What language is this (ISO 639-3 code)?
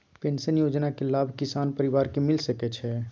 mai